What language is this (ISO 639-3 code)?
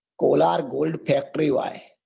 guj